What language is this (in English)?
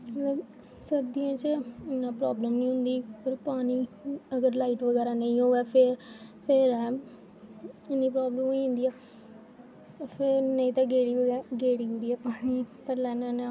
Dogri